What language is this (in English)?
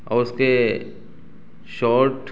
Urdu